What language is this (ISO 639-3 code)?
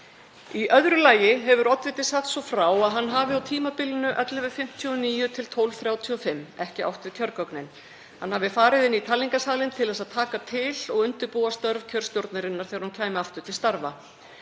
isl